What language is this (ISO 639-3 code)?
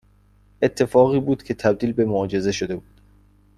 fas